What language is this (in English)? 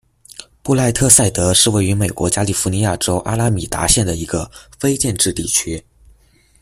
Chinese